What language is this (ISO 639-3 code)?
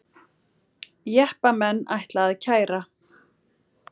isl